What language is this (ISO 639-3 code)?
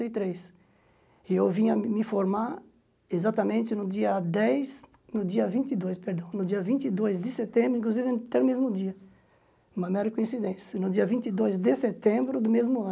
por